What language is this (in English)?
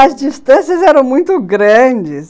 Portuguese